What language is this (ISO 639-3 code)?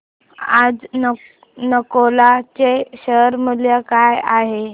mar